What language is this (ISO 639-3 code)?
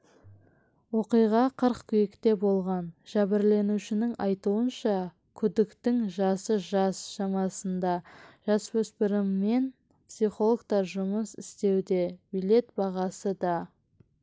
kaz